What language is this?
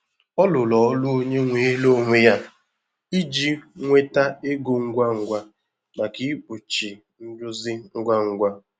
Igbo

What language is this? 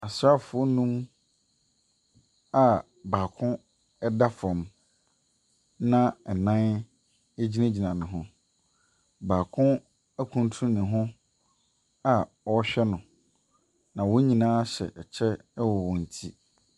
Akan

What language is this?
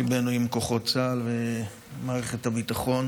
Hebrew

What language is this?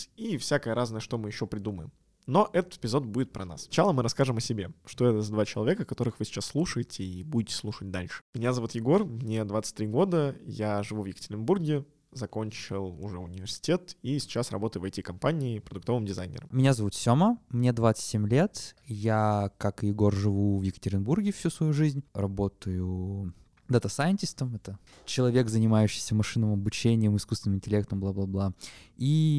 Russian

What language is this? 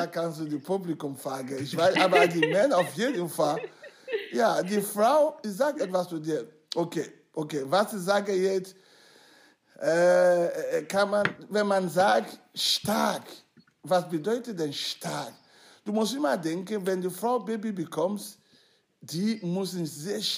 German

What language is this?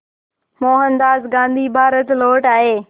Hindi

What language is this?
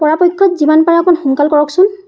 Assamese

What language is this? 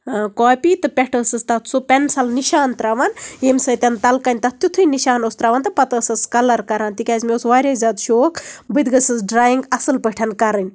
Kashmiri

